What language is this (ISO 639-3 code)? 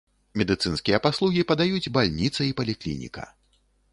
bel